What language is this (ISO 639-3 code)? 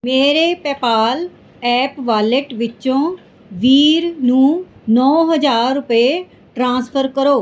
pan